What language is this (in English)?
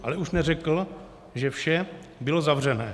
Czech